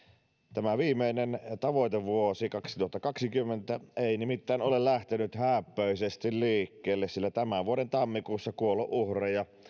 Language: Finnish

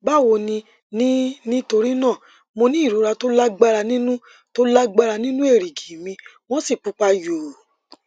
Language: Yoruba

